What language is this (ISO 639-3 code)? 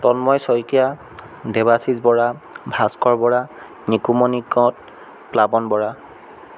asm